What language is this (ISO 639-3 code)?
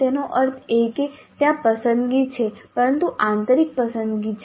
guj